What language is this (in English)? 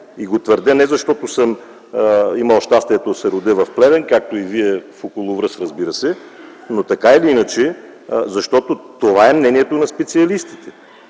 Bulgarian